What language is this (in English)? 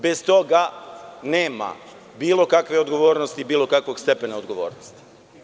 Serbian